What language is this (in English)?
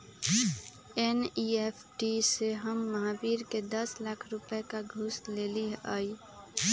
Magahi